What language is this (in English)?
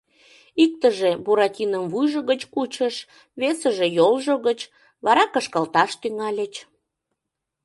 Mari